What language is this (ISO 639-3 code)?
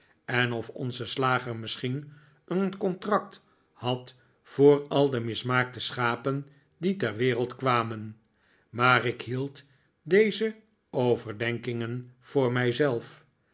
nld